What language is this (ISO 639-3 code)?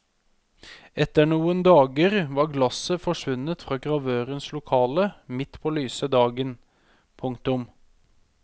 nor